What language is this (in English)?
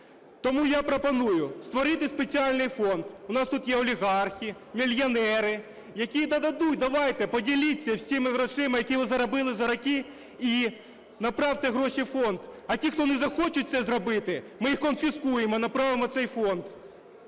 Ukrainian